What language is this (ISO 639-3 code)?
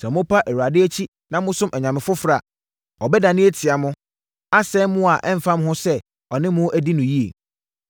aka